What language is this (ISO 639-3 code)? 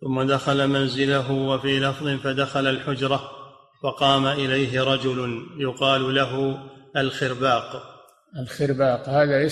ara